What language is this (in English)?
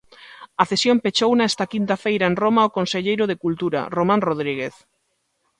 Galician